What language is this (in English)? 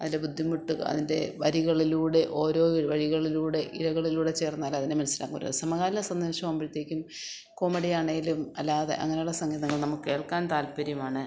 Malayalam